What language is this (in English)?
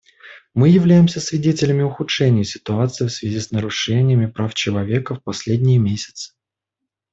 Russian